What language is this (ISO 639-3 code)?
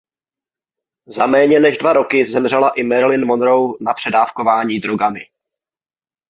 ces